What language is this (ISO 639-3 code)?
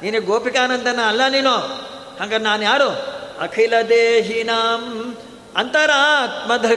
kan